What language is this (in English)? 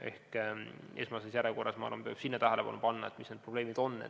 Estonian